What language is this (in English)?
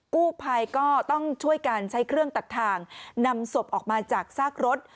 Thai